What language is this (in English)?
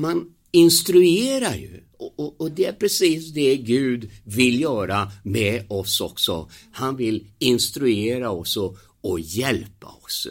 Swedish